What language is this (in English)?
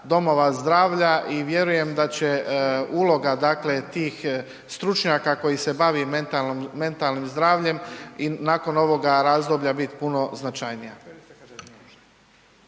Croatian